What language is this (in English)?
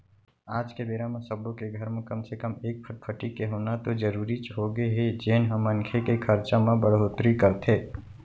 Chhattisgarhi